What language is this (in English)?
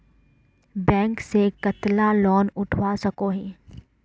Magahi